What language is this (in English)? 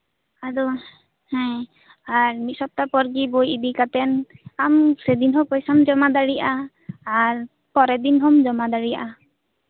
Santali